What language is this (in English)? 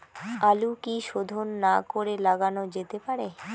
Bangla